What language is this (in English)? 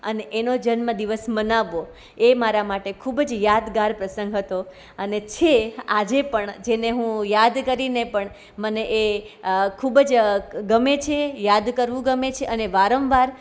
Gujarati